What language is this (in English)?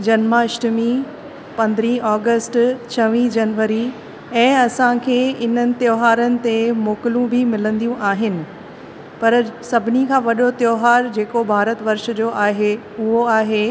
Sindhi